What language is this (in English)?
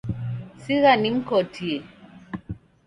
Taita